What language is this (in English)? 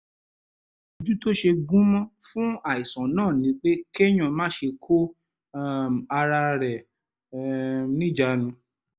Yoruba